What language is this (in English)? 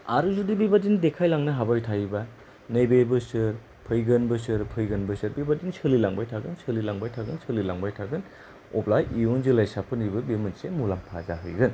Bodo